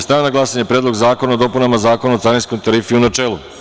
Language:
Serbian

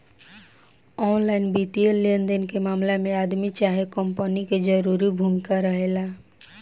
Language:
Bhojpuri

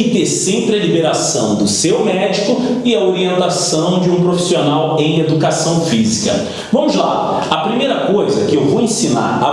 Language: Portuguese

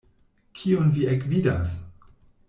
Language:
Esperanto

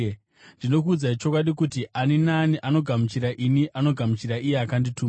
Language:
Shona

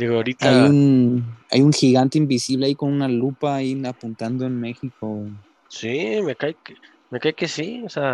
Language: Spanish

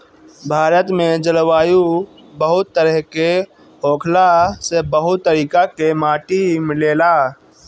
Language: Bhojpuri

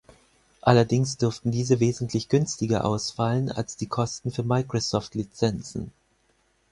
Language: German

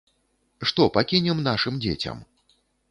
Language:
Belarusian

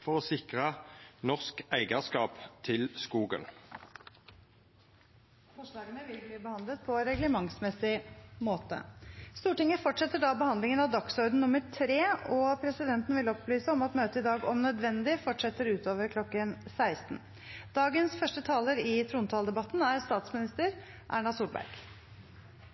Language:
Norwegian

